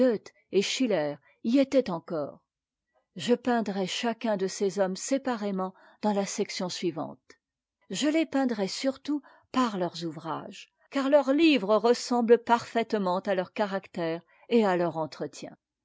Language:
French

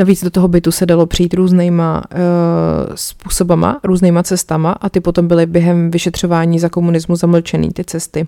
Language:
Czech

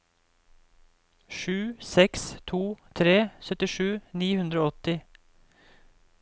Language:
Norwegian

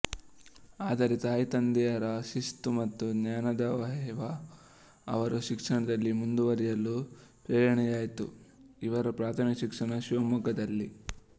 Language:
Kannada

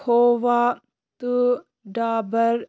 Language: Kashmiri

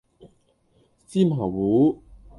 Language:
Cantonese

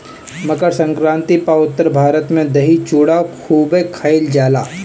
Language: Bhojpuri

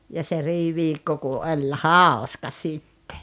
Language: Finnish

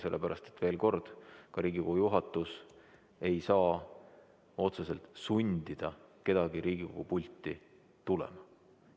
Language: Estonian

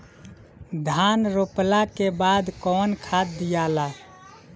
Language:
Bhojpuri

